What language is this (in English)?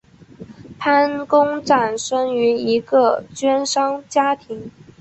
Chinese